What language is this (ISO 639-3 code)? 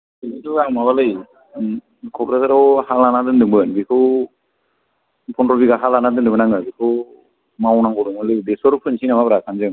brx